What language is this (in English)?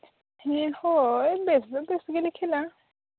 Santali